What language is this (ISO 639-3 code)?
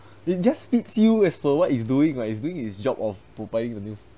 eng